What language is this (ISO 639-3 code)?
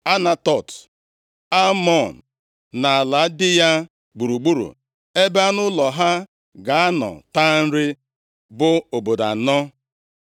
ibo